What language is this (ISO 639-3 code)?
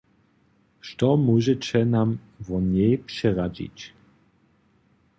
hsb